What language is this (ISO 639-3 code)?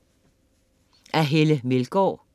dan